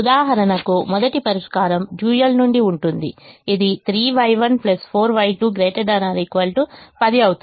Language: Telugu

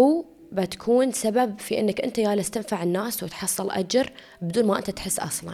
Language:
Arabic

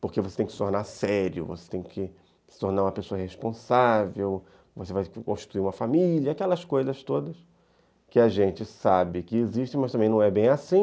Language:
Portuguese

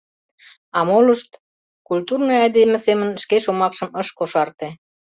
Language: Mari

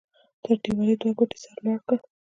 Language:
Pashto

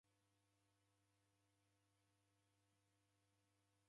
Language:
Taita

